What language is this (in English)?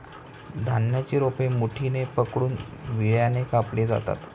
Marathi